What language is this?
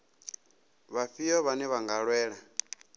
Venda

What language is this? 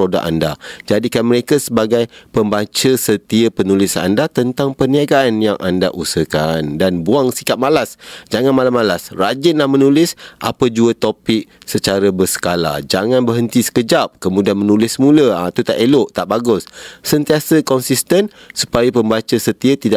Malay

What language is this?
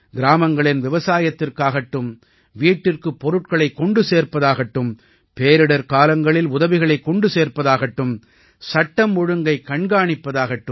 Tamil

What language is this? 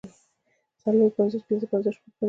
Pashto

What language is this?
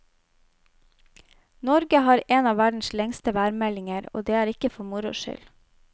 Norwegian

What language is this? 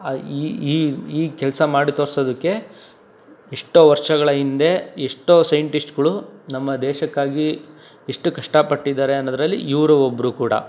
Kannada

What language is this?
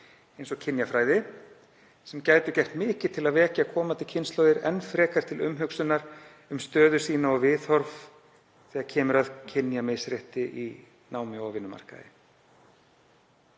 Icelandic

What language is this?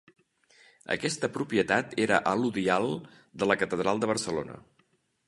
Catalan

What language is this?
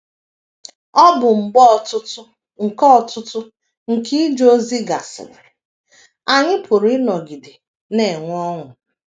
Igbo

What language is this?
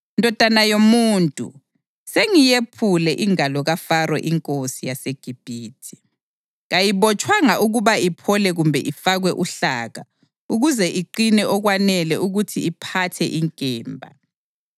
North Ndebele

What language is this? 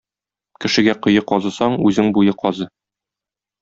Tatar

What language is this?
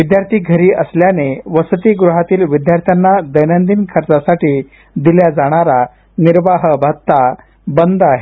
Marathi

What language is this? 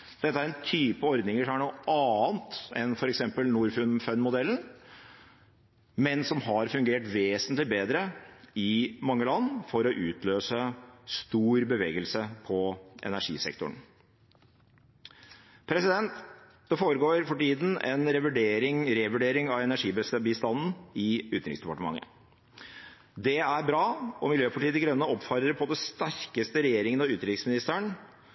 Norwegian Bokmål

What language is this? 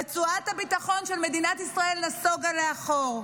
Hebrew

